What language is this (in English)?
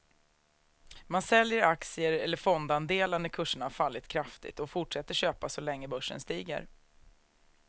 Swedish